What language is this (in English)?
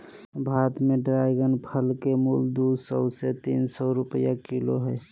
Magahi